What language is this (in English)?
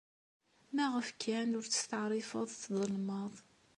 Kabyle